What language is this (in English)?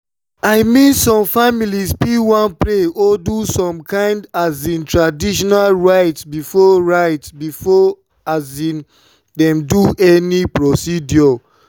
Nigerian Pidgin